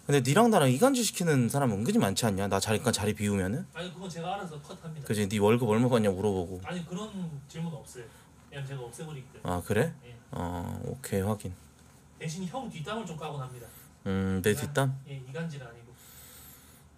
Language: Korean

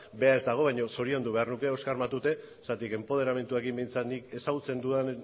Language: Basque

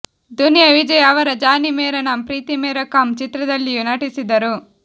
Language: Kannada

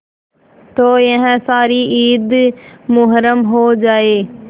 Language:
Hindi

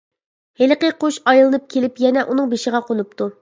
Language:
Uyghur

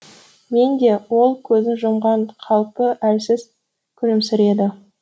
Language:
Kazakh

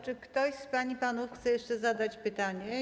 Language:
Polish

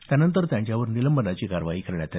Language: Marathi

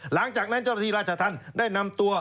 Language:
Thai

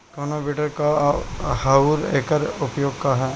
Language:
Bhojpuri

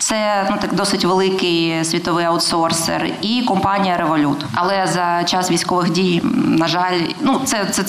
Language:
Ukrainian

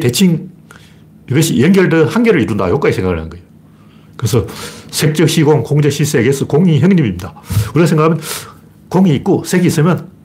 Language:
Korean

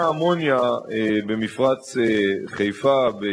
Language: Hebrew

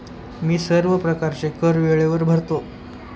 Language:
Marathi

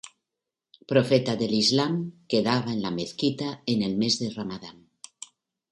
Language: Spanish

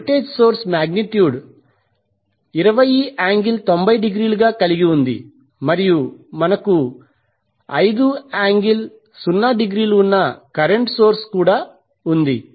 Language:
Telugu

